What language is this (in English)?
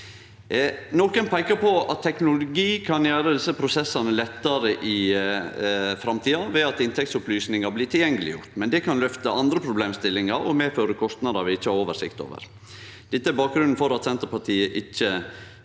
Norwegian